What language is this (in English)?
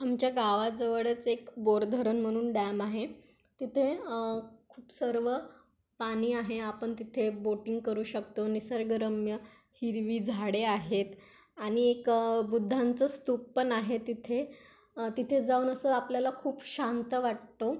Marathi